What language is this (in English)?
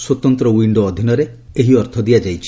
Odia